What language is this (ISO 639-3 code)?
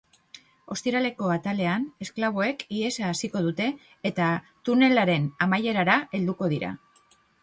eus